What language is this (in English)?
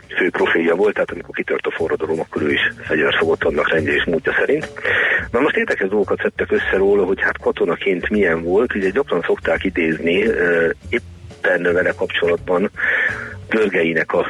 Hungarian